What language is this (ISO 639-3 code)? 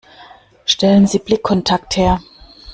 deu